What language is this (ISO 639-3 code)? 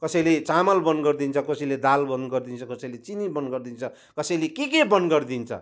nep